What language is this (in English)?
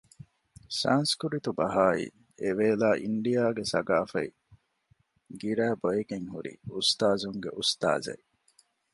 Divehi